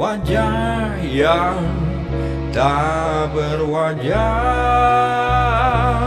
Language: Indonesian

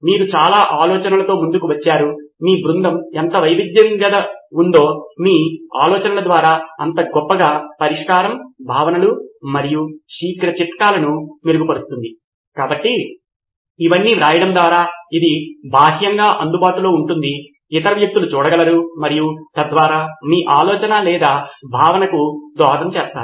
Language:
Telugu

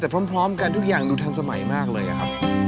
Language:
Thai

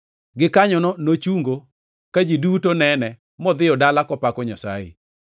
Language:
Luo (Kenya and Tanzania)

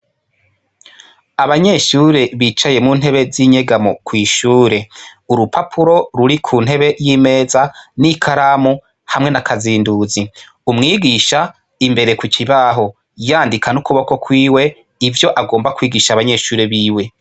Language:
Rundi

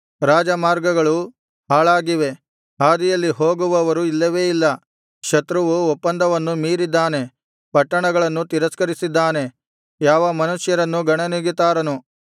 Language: Kannada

